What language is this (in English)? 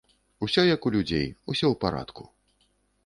Belarusian